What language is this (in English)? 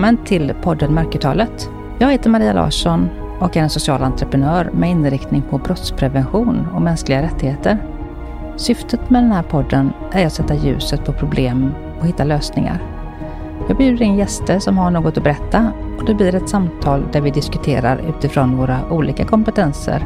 Swedish